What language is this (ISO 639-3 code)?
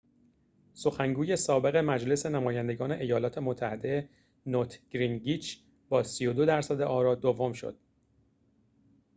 fas